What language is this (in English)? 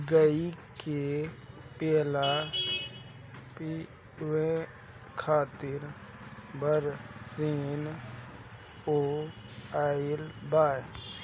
Bhojpuri